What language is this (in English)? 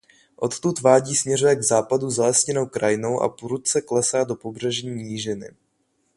Czech